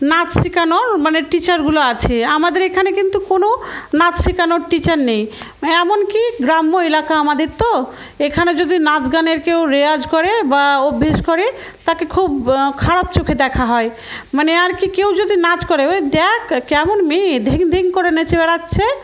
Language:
Bangla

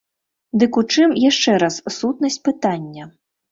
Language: Belarusian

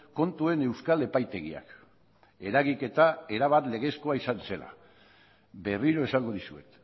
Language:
Basque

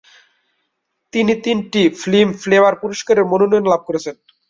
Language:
Bangla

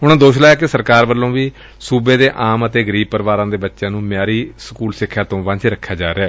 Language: Punjabi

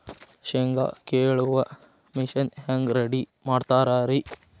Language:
Kannada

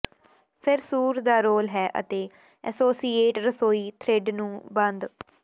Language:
Punjabi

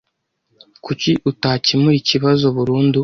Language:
Kinyarwanda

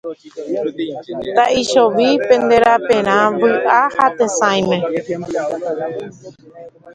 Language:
Guarani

